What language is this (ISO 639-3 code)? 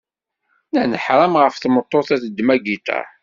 kab